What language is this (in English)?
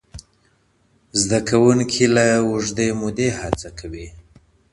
Pashto